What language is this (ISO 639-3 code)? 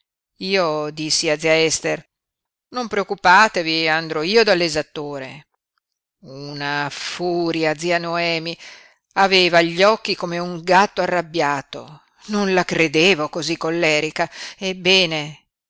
ita